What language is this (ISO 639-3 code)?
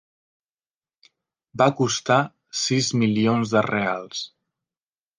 cat